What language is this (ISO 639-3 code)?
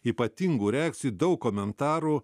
lit